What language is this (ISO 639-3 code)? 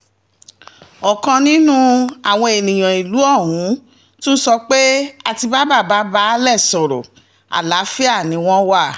yor